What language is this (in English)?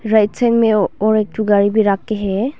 Hindi